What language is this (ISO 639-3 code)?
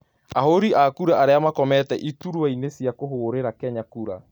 kik